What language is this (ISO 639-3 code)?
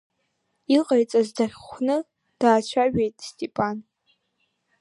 abk